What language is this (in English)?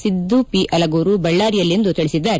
Kannada